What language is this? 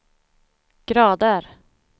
Swedish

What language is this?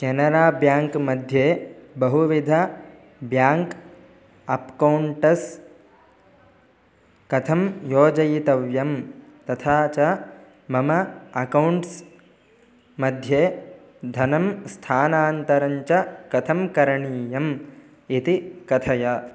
Sanskrit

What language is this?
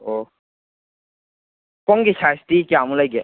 Manipuri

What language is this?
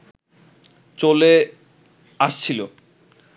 Bangla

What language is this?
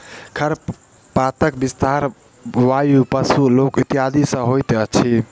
Maithili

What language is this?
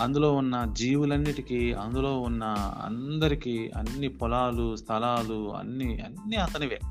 Telugu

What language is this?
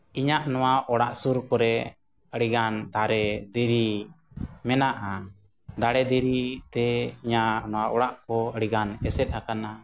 Santali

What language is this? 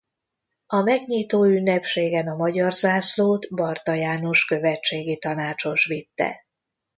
Hungarian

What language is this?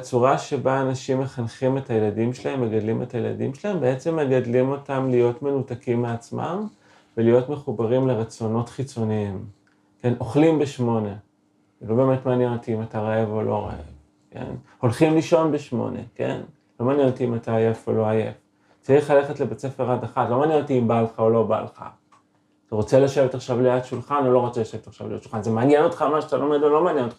Hebrew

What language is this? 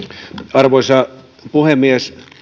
Finnish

